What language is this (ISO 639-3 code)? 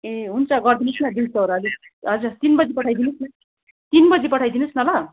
nep